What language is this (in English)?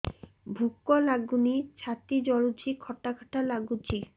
Odia